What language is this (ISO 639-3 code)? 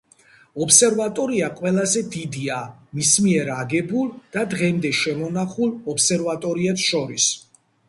kat